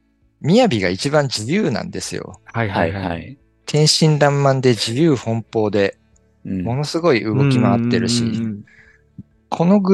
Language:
Japanese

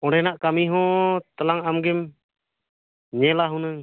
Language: Santali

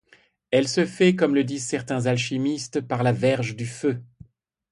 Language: French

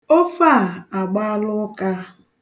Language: Igbo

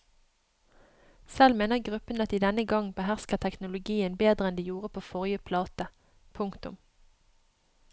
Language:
Norwegian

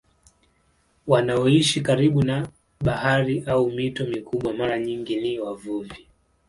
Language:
Swahili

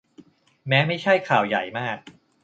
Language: Thai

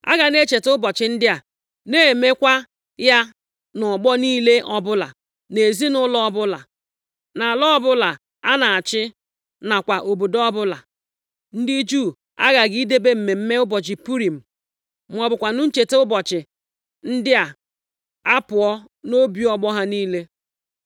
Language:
Igbo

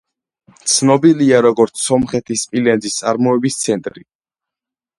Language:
Georgian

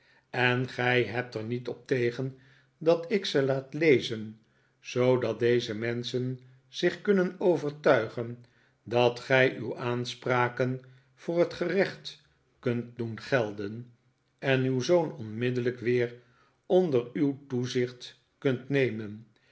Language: Dutch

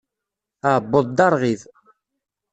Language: Kabyle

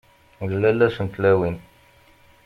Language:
Kabyle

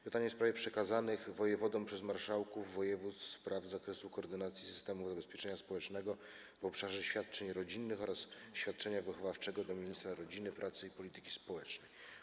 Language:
Polish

